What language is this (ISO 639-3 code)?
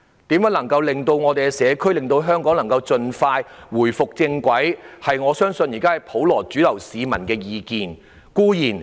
yue